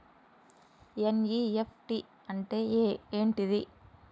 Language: Telugu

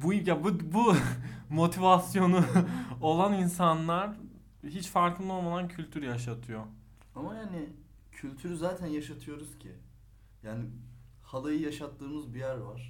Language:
Turkish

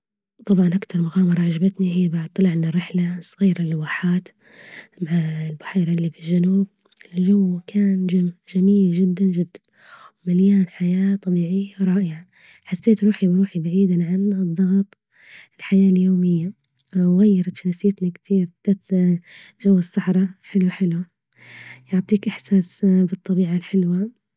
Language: Libyan Arabic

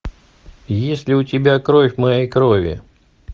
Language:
Russian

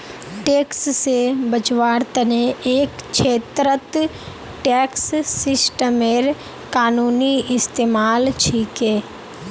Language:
Magahi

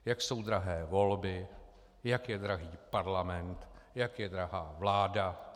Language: Czech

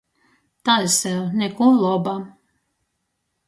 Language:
Latgalian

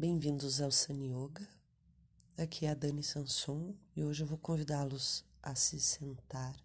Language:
Portuguese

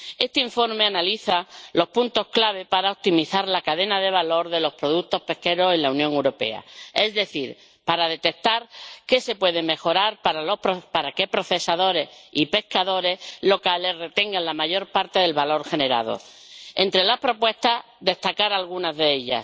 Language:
Spanish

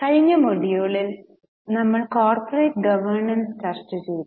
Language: Malayalam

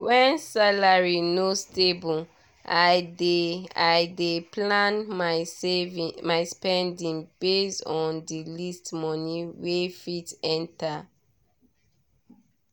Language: Nigerian Pidgin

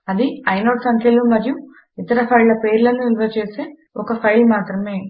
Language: Telugu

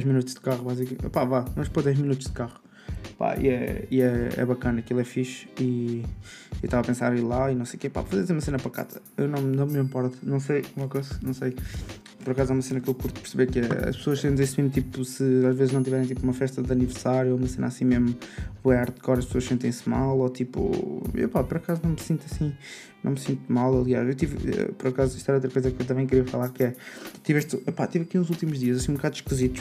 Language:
Portuguese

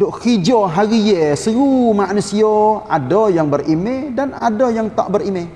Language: Malay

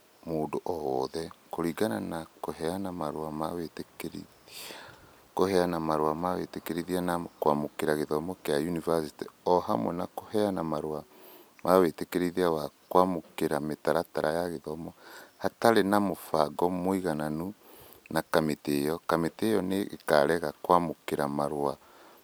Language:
Kikuyu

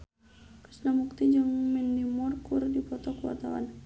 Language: Sundanese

